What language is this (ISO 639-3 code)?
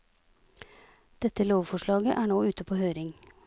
nor